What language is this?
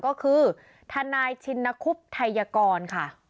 Thai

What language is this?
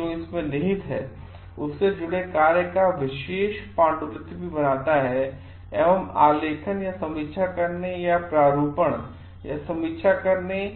Hindi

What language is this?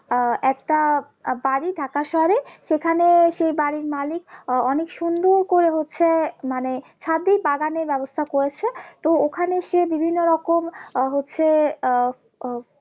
Bangla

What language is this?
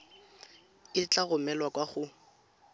Tswana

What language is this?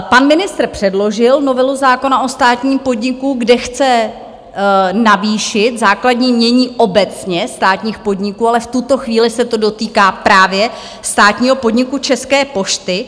Czech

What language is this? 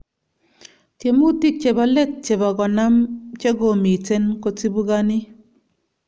Kalenjin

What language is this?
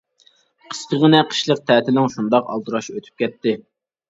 Uyghur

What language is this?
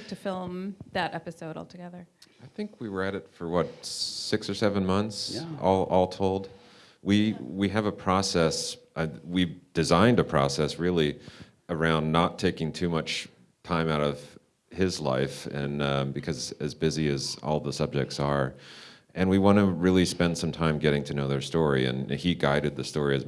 English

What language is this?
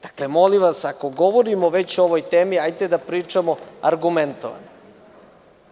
Serbian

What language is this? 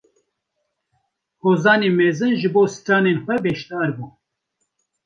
Kurdish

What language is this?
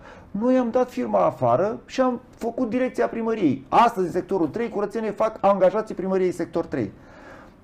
Romanian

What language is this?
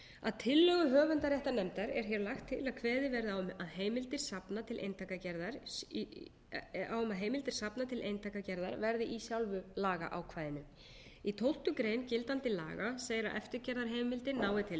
Icelandic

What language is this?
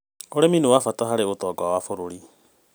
Kikuyu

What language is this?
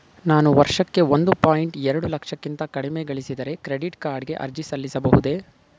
Kannada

